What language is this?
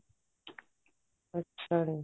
Punjabi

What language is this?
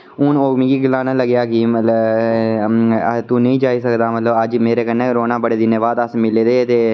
Dogri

